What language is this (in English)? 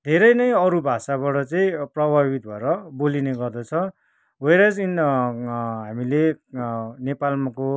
Nepali